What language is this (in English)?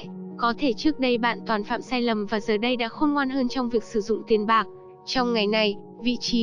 Vietnamese